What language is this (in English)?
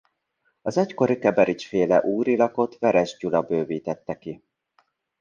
Hungarian